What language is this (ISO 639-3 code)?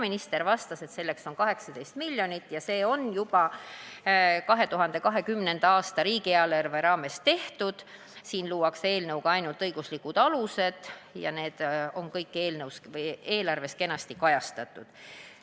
est